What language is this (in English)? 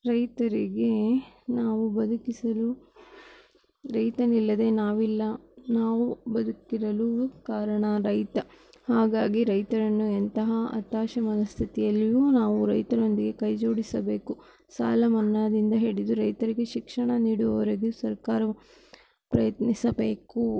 Kannada